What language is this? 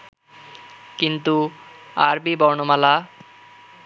Bangla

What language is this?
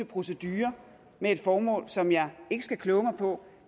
Danish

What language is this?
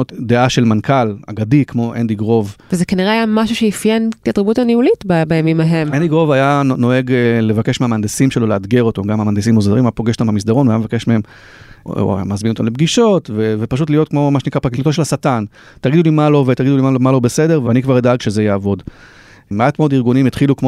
Hebrew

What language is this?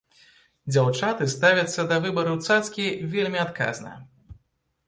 Belarusian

